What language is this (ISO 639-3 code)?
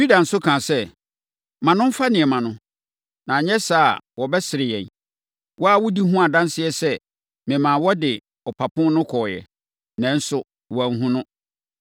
aka